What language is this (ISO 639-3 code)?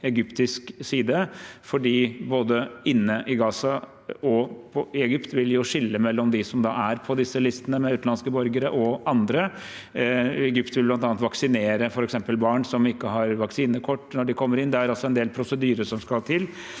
nor